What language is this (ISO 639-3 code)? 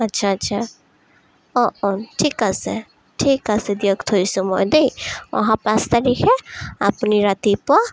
asm